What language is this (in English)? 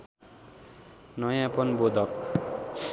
Nepali